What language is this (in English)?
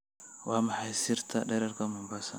Somali